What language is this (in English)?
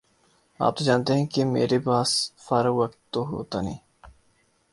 Urdu